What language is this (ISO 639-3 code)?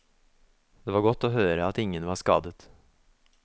nor